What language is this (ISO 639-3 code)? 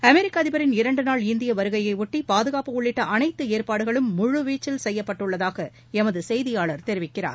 tam